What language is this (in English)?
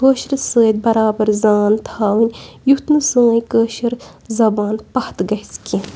Kashmiri